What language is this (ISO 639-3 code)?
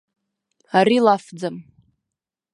abk